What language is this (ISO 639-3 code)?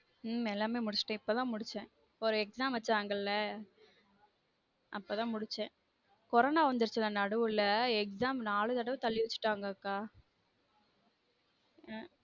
tam